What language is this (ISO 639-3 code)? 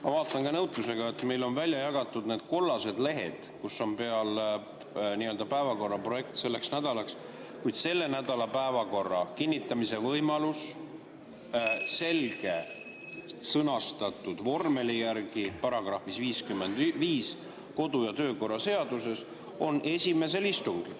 est